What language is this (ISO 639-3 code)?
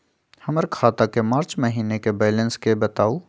mag